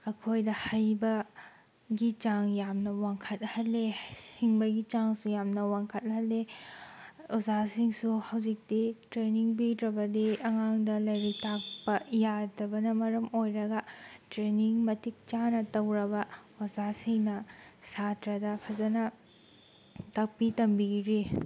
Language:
Manipuri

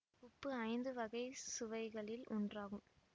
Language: Tamil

